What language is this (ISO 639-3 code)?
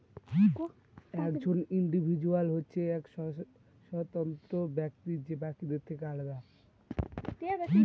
ben